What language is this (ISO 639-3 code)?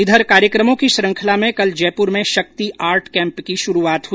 hin